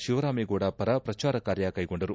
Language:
Kannada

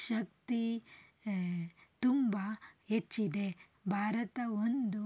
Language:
Kannada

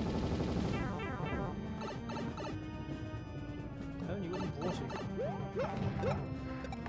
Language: Korean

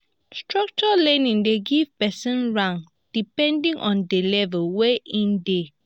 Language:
Nigerian Pidgin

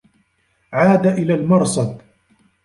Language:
Arabic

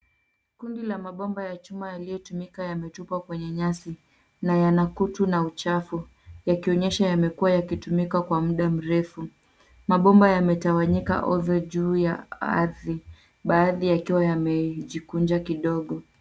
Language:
Swahili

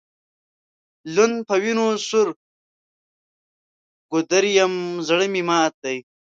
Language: Pashto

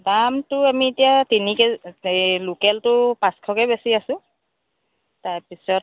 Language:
Assamese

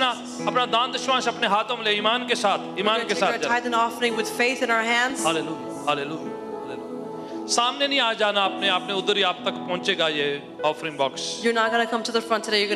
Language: Dutch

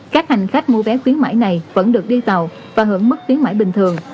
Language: Vietnamese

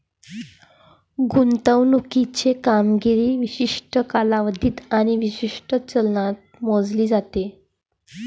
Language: Marathi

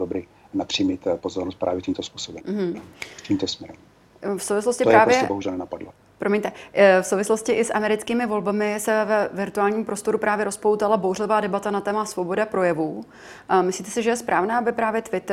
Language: Czech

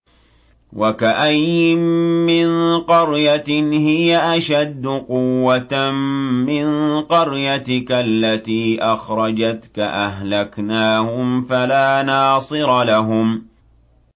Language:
Arabic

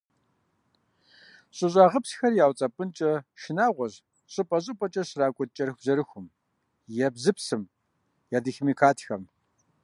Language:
Kabardian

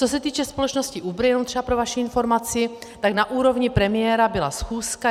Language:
Czech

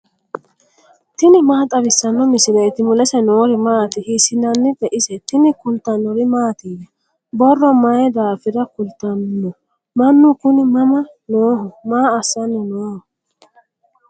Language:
Sidamo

